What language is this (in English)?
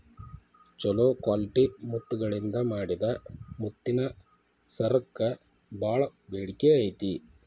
Kannada